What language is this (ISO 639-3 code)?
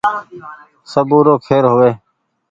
gig